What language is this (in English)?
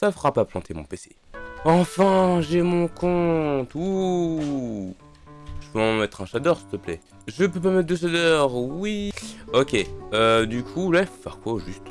French